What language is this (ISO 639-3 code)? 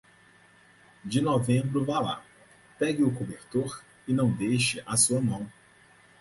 por